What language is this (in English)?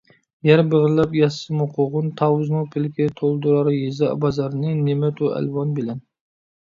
Uyghur